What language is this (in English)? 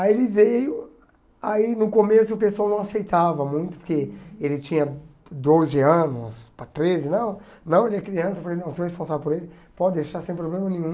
Portuguese